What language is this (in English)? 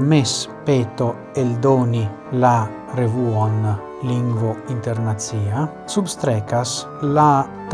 Italian